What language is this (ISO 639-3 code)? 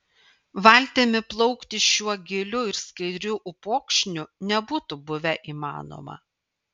lit